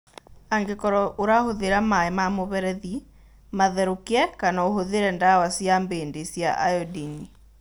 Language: Kikuyu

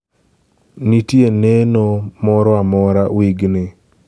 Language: Luo (Kenya and Tanzania)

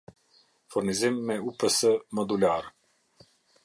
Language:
Albanian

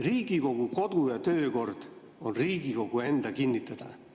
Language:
Estonian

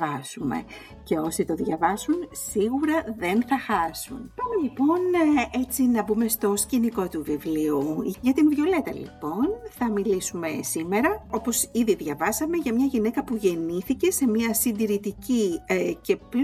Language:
Greek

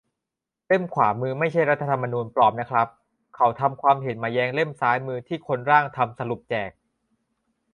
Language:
Thai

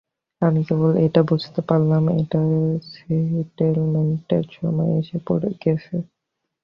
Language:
Bangla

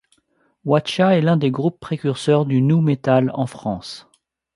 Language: French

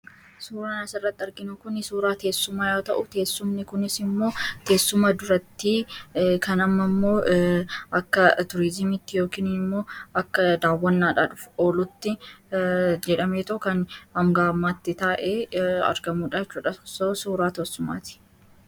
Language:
Oromo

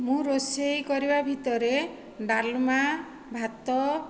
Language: Odia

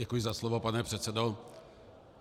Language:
Czech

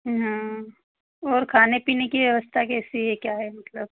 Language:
Hindi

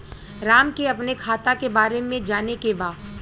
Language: Bhojpuri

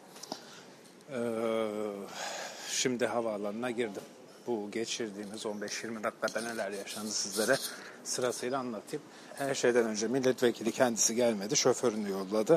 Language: Turkish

